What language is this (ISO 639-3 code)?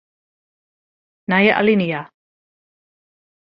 fry